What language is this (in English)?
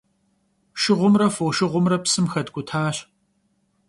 Kabardian